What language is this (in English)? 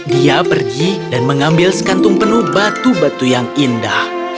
Indonesian